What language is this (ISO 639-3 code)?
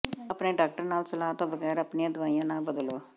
pan